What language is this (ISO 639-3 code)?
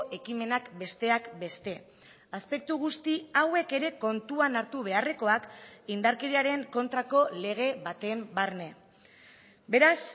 eus